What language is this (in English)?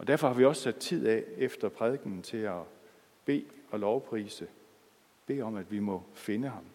Danish